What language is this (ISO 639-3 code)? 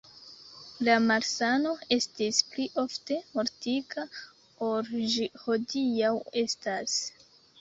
epo